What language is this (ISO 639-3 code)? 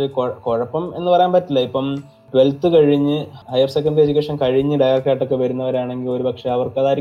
mal